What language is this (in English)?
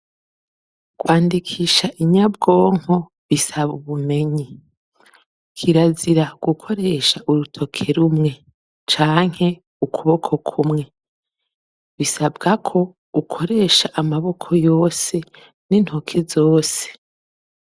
Rundi